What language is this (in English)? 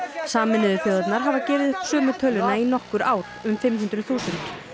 Icelandic